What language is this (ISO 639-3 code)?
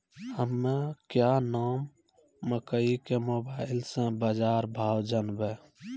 mai